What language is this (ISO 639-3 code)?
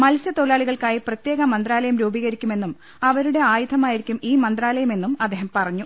mal